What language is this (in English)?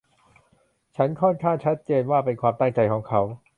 Thai